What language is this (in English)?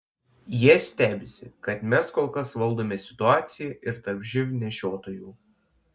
Lithuanian